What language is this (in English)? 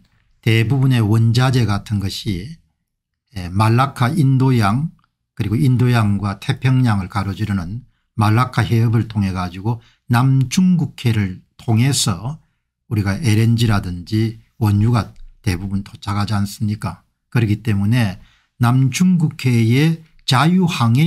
Korean